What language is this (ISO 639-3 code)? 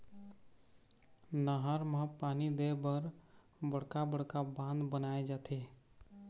hne